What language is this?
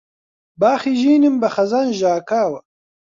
Central Kurdish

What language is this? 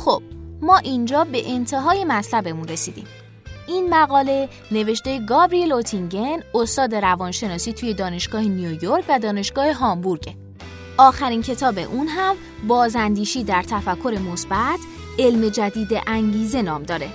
Persian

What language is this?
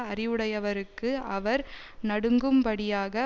Tamil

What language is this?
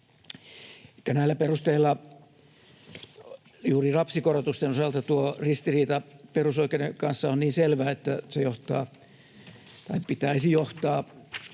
Finnish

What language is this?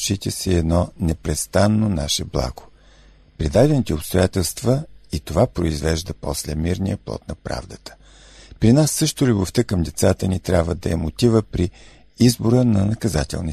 Bulgarian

